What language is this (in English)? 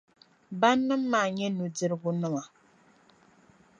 Dagbani